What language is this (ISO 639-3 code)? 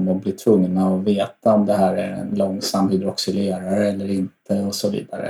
swe